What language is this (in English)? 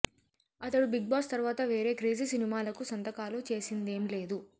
Telugu